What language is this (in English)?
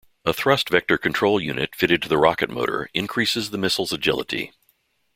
English